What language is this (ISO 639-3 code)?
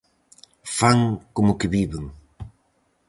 glg